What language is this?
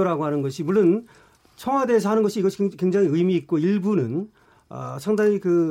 Korean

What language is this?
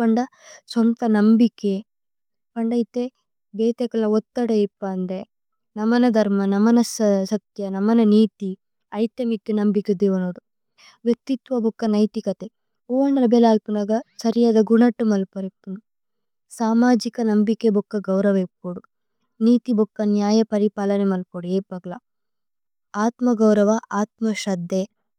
Tulu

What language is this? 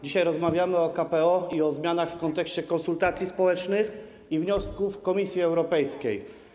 Polish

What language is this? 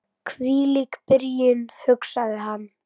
Icelandic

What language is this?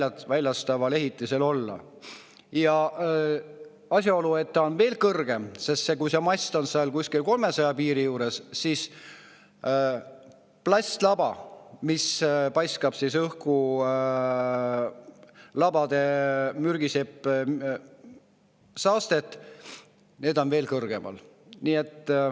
Estonian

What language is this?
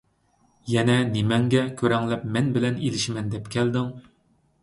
Uyghur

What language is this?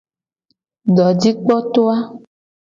Gen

